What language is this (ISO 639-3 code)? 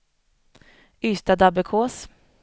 swe